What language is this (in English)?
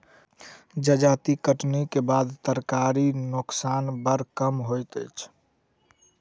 Maithili